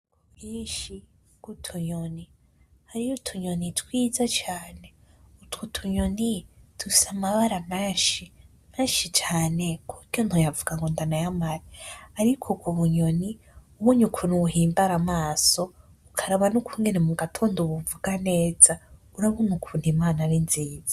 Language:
Rundi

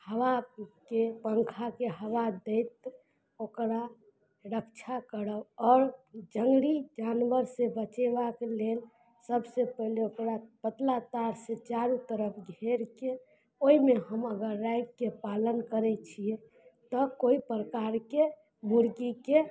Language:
Maithili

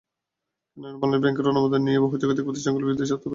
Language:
Bangla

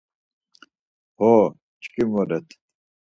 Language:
Laz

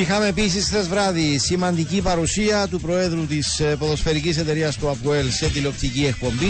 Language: Greek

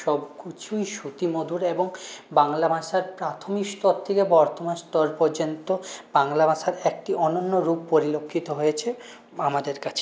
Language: Bangla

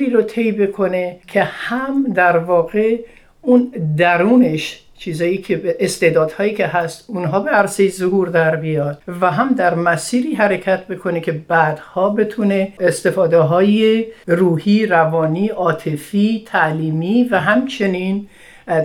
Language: Persian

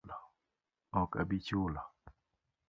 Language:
Luo (Kenya and Tanzania)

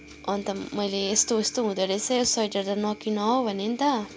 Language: Nepali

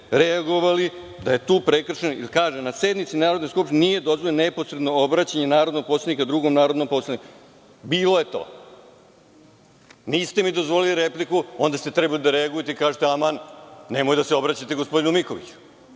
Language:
Serbian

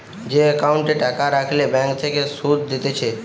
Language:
Bangla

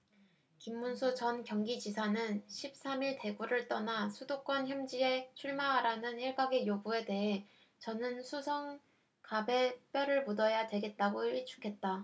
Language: Korean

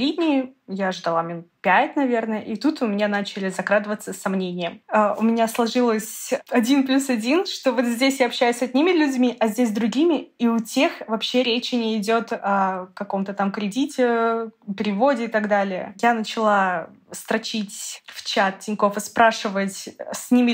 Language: Russian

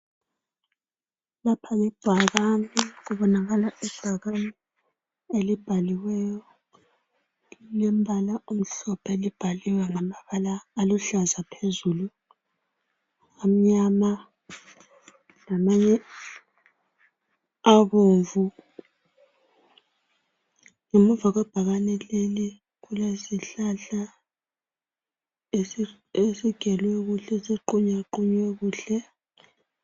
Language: North Ndebele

